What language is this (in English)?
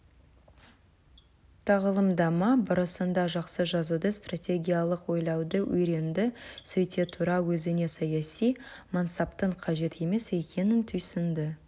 Kazakh